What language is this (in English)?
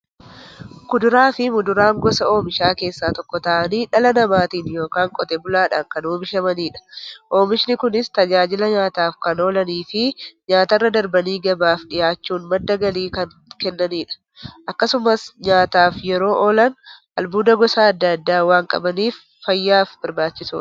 Oromo